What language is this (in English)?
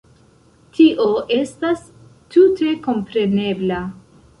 Esperanto